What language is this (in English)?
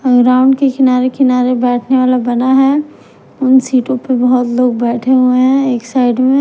Hindi